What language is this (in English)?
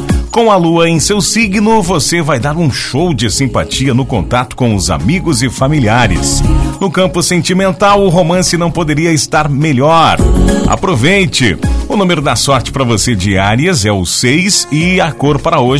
Portuguese